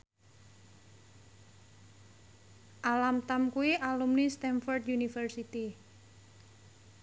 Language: Javanese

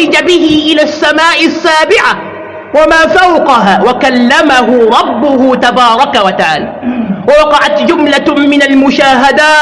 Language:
Arabic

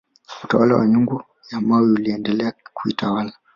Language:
Swahili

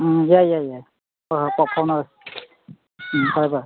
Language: Manipuri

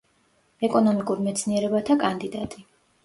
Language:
Georgian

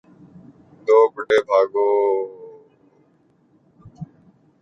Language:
Urdu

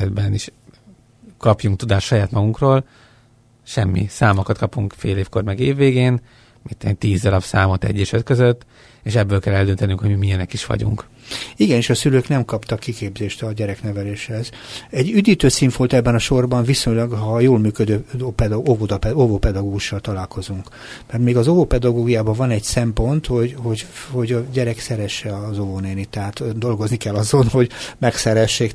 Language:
Hungarian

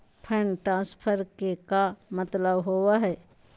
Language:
Magahi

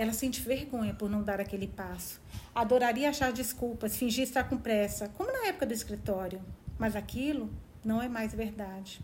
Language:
Portuguese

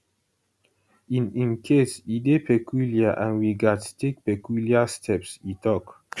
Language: Nigerian Pidgin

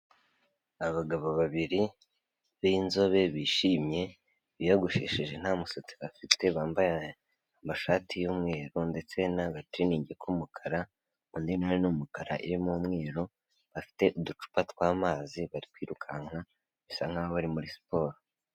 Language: Kinyarwanda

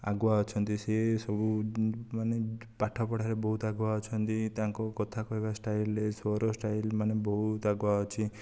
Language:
Odia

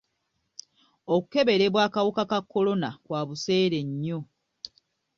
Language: Ganda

